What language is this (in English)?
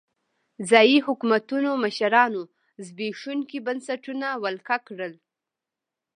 Pashto